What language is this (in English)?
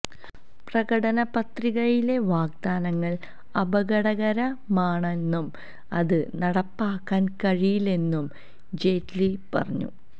Malayalam